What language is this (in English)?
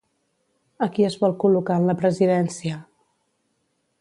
Catalan